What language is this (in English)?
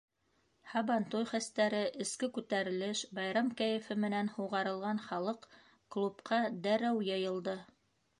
Bashkir